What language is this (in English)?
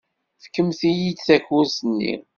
Kabyle